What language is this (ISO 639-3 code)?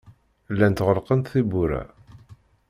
kab